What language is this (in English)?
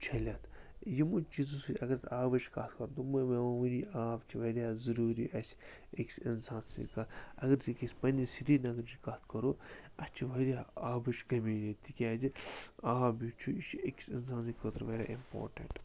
Kashmiri